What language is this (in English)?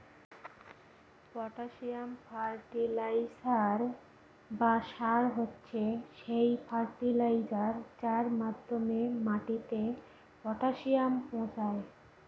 Bangla